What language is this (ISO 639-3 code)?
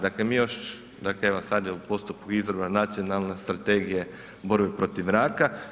hrv